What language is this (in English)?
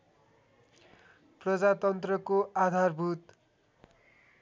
Nepali